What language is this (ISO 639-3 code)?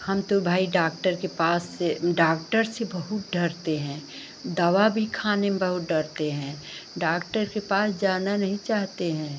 hin